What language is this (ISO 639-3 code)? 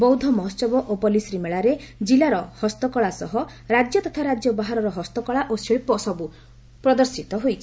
ori